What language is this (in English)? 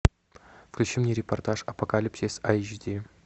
Russian